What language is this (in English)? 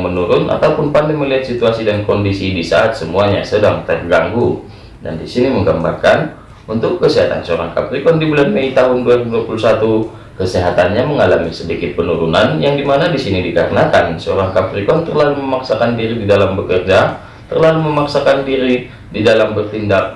Indonesian